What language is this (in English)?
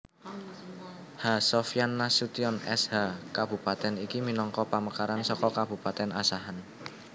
Javanese